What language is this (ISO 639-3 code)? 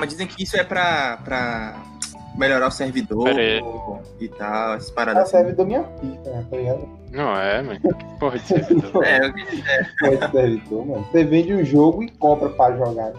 por